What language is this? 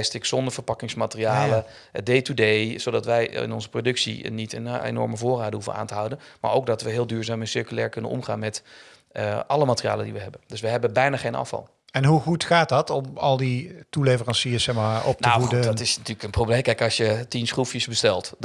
Dutch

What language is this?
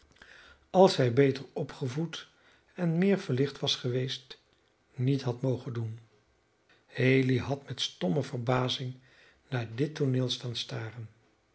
Dutch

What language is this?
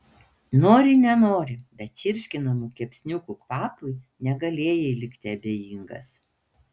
Lithuanian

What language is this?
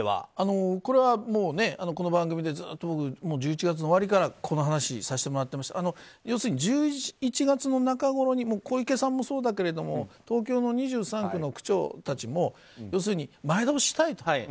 Japanese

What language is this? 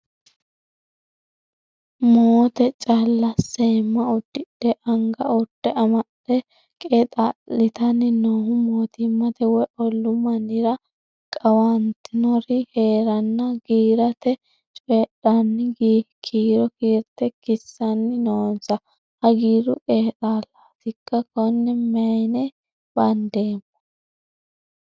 Sidamo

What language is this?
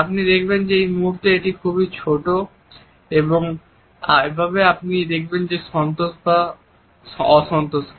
Bangla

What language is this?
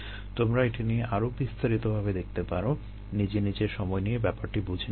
Bangla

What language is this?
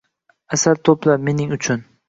Uzbek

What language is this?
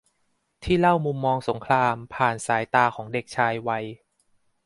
Thai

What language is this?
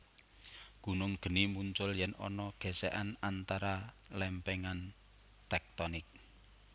Javanese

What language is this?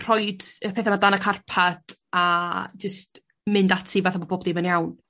Welsh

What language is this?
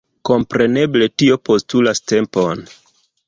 Esperanto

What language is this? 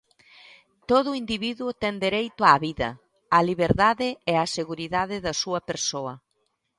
Galician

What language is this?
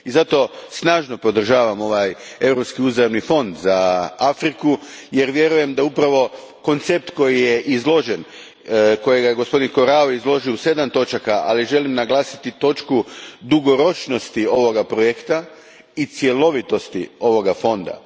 Croatian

